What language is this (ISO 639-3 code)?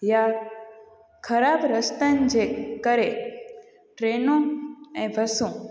snd